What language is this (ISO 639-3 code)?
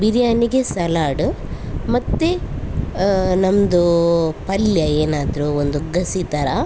kan